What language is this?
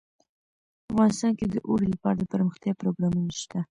Pashto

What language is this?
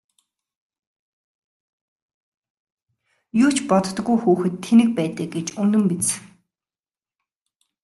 Mongolian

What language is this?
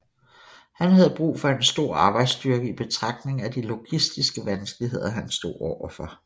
Danish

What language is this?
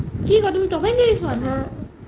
Assamese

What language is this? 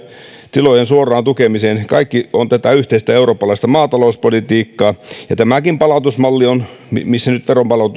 Finnish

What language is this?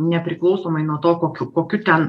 Lithuanian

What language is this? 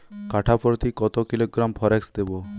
Bangla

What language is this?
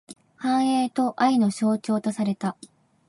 Japanese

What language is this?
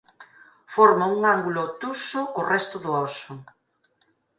Galician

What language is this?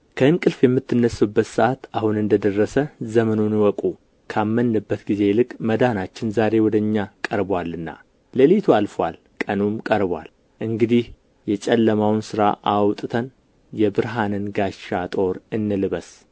Amharic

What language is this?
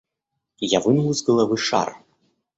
Russian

